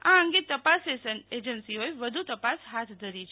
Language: Gujarati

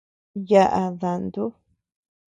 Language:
Tepeuxila Cuicatec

